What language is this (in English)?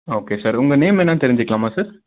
Tamil